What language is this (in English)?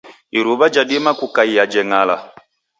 Taita